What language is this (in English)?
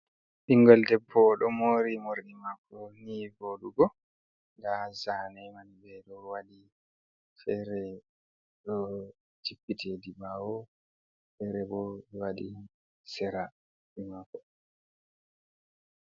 Fula